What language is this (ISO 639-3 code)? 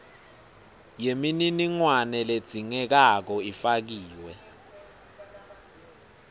ssw